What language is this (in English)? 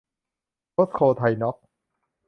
Thai